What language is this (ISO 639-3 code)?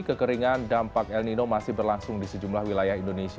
ind